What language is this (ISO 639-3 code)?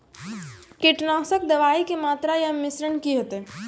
mai